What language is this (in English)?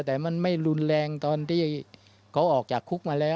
Thai